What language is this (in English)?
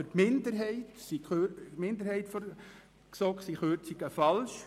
Swiss German